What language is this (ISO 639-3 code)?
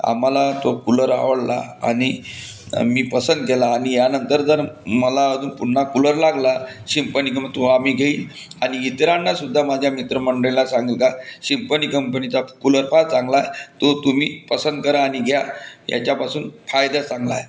mar